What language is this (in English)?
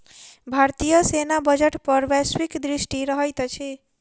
Maithili